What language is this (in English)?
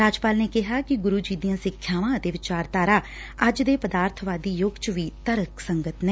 Punjabi